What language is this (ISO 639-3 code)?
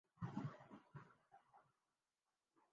urd